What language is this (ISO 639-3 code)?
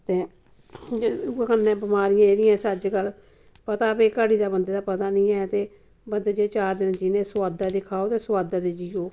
doi